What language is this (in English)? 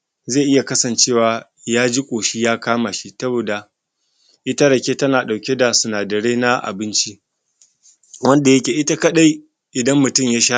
Hausa